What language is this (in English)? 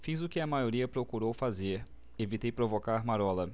Portuguese